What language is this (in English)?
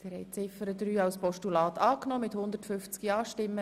Swiss German